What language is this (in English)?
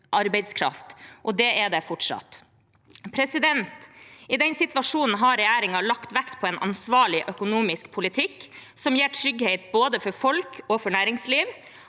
Norwegian